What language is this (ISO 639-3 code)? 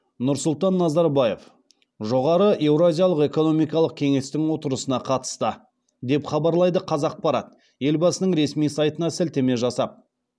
kaz